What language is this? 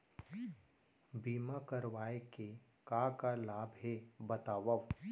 Chhattisgarhi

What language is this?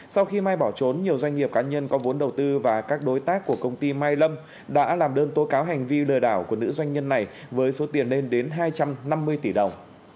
Vietnamese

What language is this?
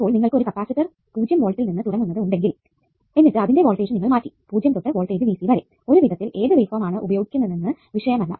Malayalam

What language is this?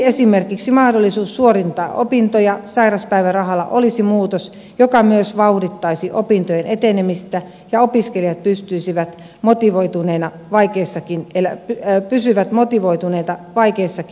Finnish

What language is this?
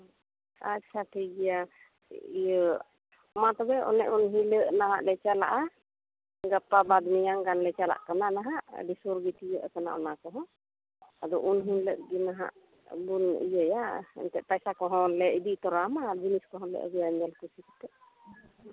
Santali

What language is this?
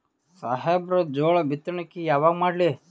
Kannada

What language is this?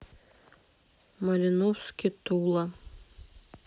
Russian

